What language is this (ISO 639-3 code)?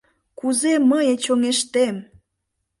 chm